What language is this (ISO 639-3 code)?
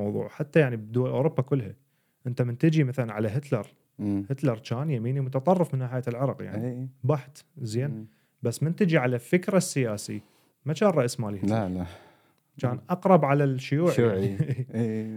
ara